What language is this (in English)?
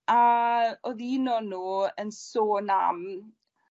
Welsh